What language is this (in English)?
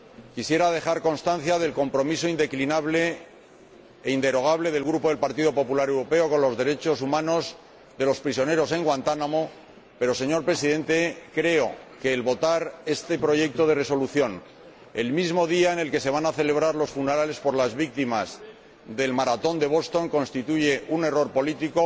Spanish